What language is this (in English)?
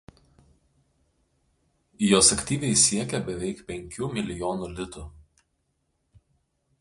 Lithuanian